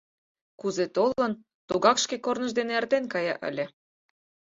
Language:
Mari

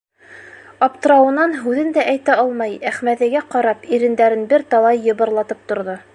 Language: Bashkir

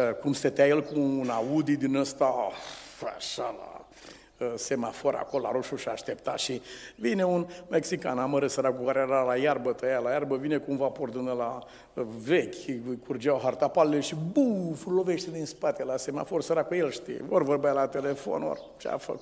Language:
Romanian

